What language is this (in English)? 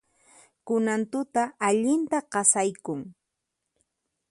Puno Quechua